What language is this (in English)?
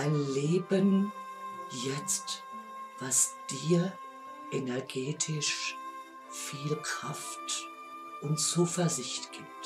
German